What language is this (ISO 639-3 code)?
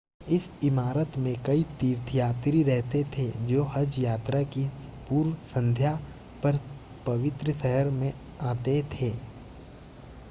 hin